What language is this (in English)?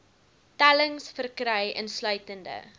Afrikaans